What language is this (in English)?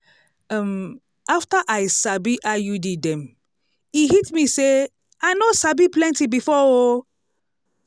Nigerian Pidgin